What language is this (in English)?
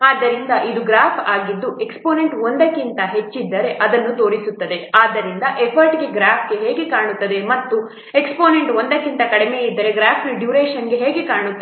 Kannada